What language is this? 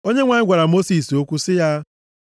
Igbo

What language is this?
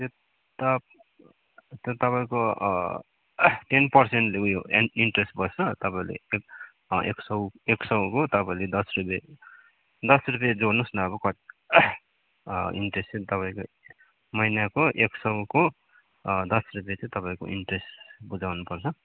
Nepali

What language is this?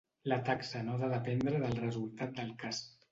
Catalan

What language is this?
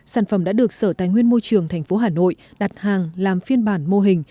Vietnamese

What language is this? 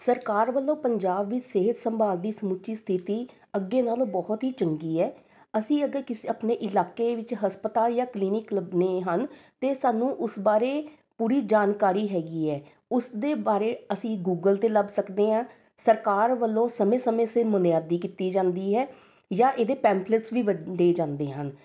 Punjabi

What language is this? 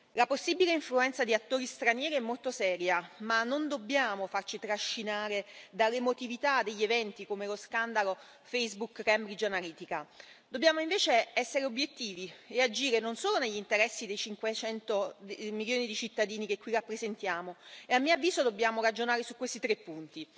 Italian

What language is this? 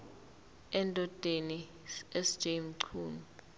Zulu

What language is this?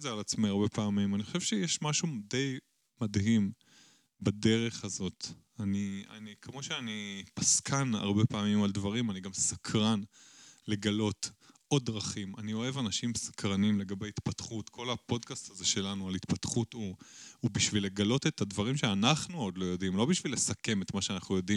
Hebrew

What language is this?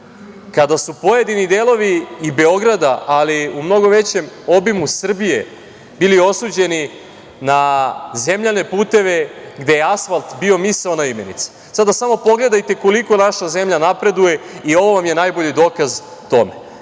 Serbian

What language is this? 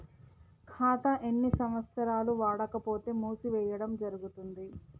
Telugu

